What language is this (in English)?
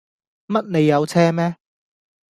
Cantonese